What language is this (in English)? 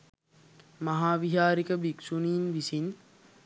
Sinhala